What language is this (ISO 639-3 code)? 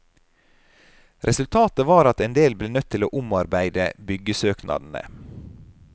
nor